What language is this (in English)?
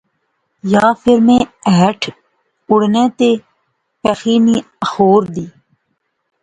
Pahari-Potwari